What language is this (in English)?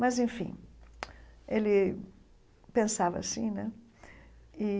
Portuguese